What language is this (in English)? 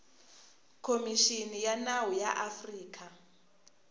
Tsonga